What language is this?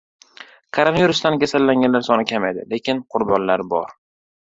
Uzbek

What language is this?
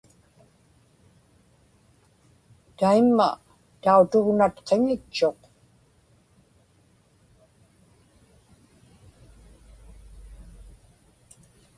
Inupiaq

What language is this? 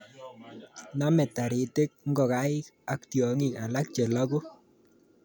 Kalenjin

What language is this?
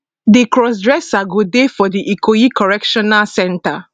Nigerian Pidgin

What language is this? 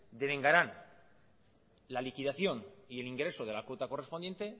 Spanish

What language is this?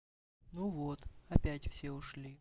Russian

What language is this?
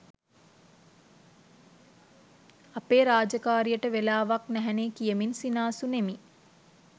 Sinhala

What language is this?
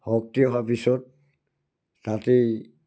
Assamese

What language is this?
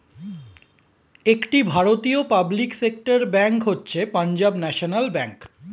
Bangla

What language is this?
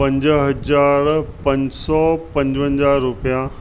Sindhi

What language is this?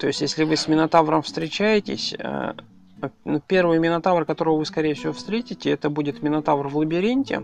Russian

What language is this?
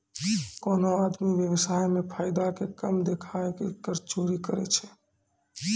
Maithili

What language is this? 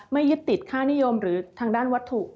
Thai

